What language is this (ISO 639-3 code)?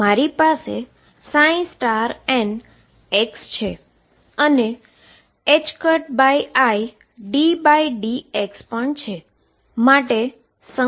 guj